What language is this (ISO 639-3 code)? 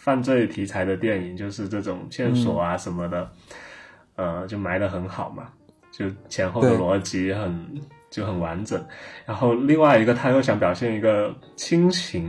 zho